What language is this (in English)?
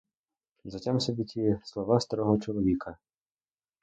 Ukrainian